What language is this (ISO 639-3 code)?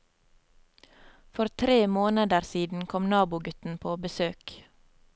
nor